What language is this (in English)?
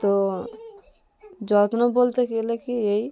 Bangla